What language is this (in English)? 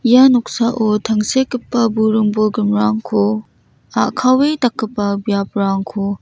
Garo